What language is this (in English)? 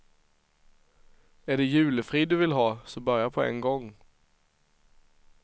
Swedish